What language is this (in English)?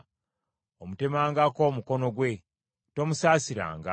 Ganda